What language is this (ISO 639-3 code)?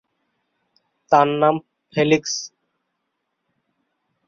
ben